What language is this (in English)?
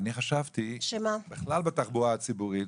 Hebrew